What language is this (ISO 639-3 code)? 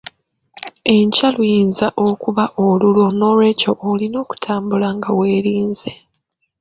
lug